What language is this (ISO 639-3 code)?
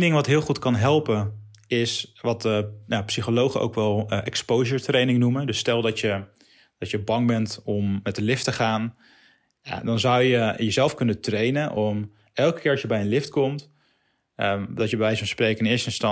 nld